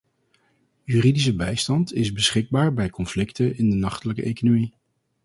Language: Dutch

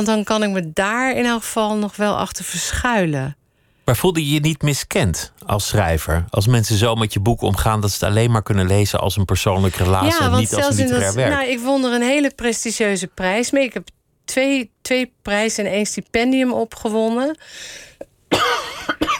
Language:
Dutch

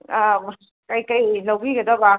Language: Manipuri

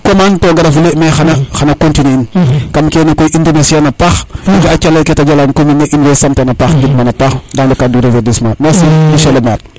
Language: Serer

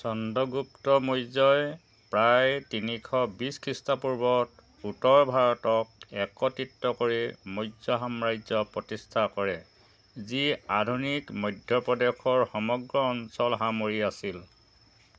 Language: Assamese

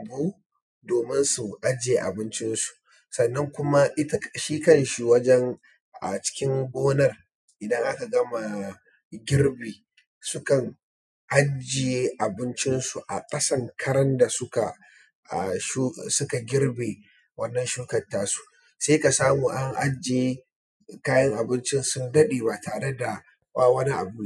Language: Hausa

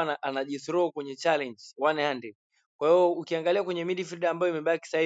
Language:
Swahili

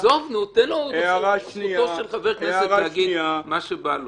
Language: Hebrew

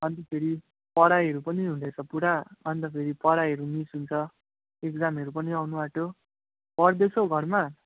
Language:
Nepali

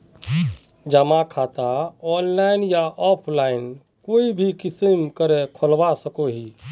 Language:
Magahi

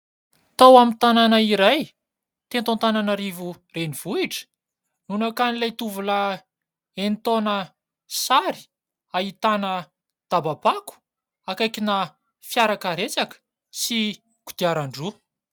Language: Malagasy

